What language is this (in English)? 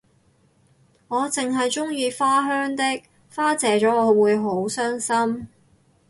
Cantonese